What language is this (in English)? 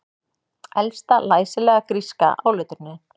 Icelandic